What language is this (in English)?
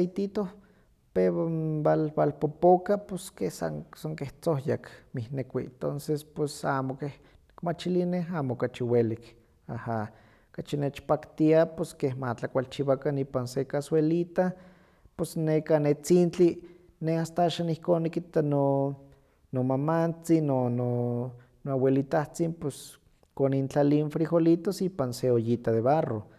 Huaxcaleca Nahuatl